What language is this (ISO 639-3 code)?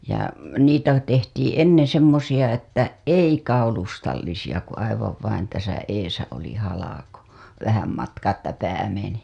fin